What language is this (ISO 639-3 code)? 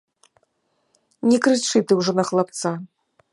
bel